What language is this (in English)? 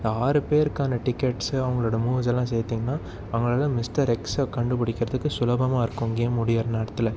Tamil